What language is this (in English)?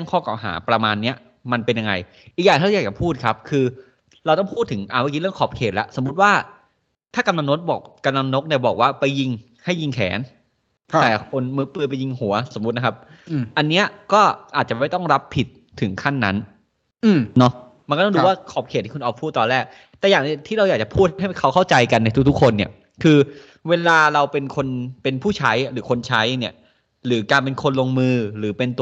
Thai